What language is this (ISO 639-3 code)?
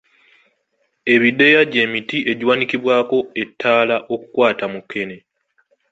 lug